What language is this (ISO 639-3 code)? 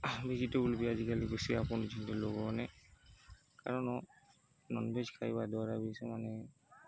ori